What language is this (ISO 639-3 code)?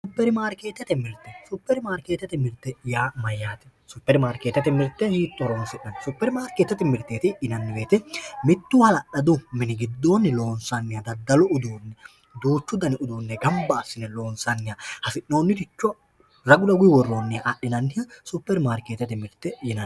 sid